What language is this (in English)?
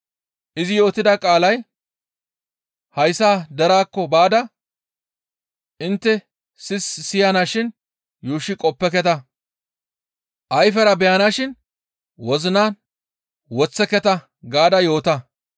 Gamo